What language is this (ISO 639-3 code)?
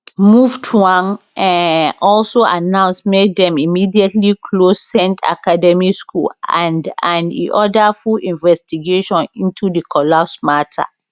pcm